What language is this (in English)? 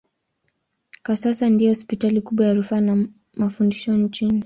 Swahili